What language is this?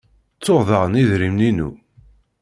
Kabyle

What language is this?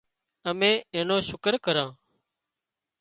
Wadiyara Koli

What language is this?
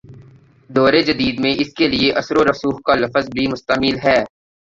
Urdu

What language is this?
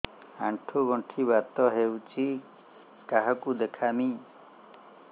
Odia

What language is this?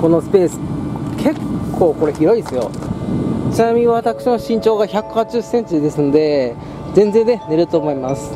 Japanese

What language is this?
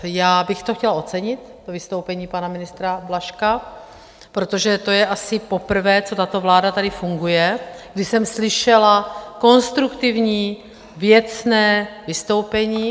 Czech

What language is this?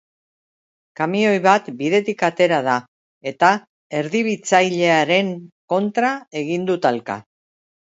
Basque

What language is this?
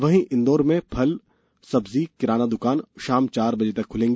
Hindi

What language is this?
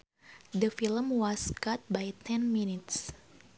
Sundanese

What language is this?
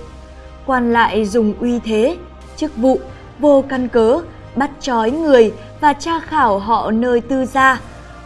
Vietnamese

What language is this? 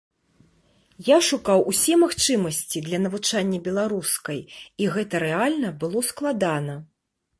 Belarusian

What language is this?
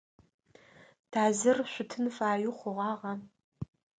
Adyghe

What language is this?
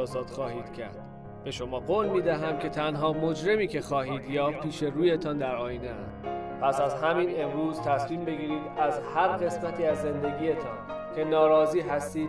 Persian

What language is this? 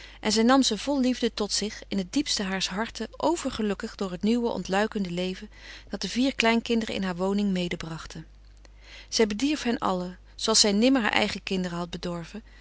Dutch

